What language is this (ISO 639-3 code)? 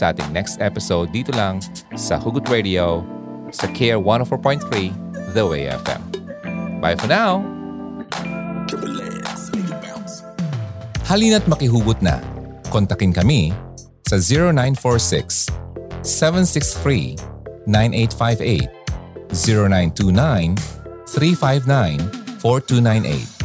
fil